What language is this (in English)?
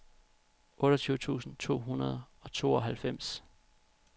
Danish